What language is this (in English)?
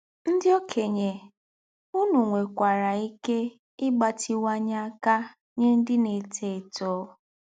Igbo